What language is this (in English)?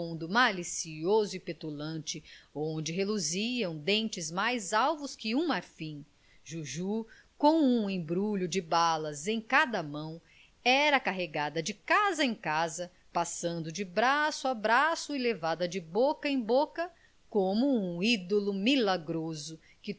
Portuguese